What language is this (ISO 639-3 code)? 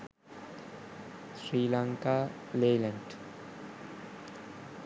sin